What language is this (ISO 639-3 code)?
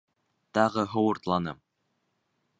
bak